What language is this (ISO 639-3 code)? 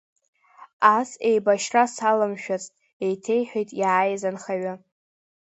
abk